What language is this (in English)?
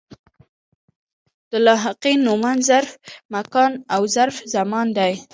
Pashto